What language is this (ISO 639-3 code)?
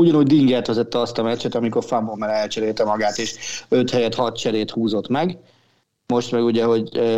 hun